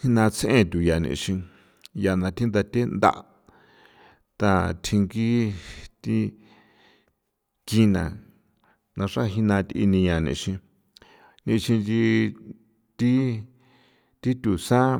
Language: San Felipe Otlaltepec Popoloca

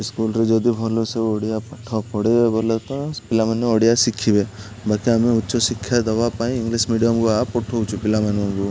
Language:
Odia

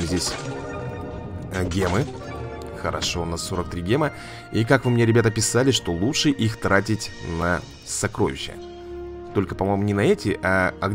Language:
Russian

